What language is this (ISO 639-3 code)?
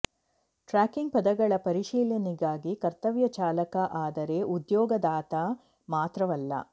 kan